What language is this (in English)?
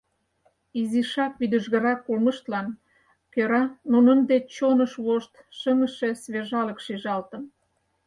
Mari